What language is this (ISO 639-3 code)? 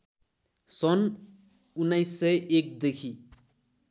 nep